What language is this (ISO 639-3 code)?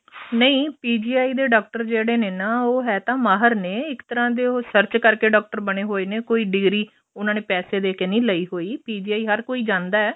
pan